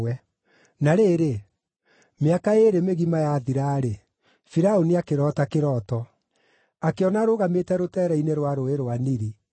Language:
Kikuyu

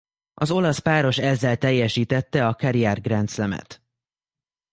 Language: Hungarian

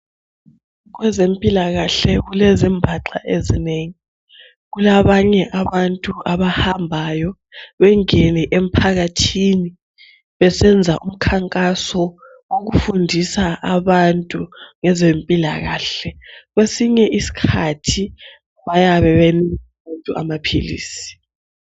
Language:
North Ndebele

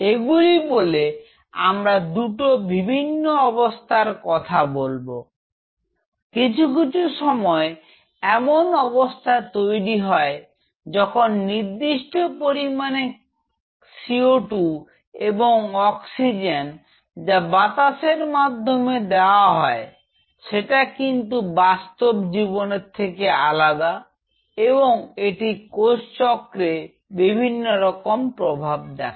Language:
Bangla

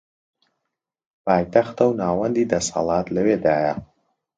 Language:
Central Kurdish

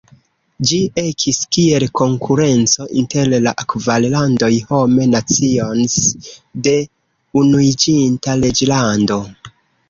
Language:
Esperanto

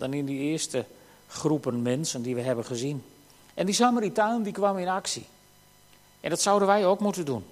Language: Dutch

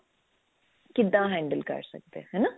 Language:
Punjabi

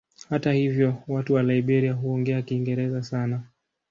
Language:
Swahili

